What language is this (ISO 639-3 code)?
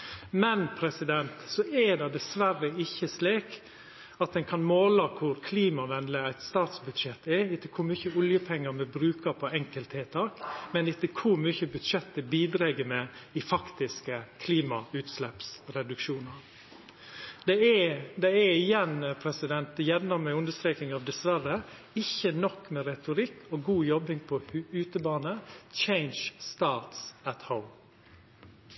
nno